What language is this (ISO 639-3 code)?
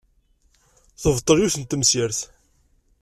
kab